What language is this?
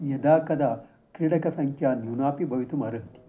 Sanskrit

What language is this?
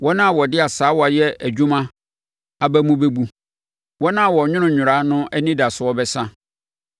Akan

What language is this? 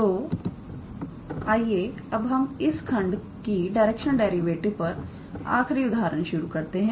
Hindi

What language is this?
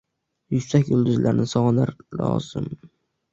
Uzbek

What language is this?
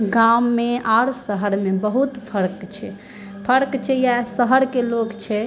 Maithili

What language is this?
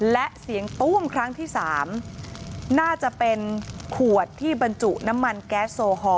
Thai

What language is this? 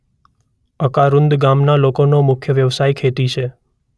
Gujarati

